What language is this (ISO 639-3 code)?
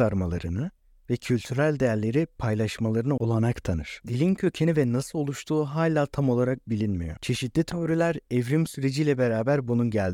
tur